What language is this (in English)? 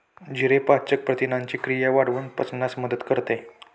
Marathi